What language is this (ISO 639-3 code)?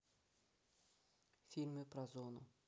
rus